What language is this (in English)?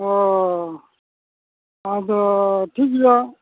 Santali